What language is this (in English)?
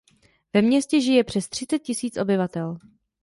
Czech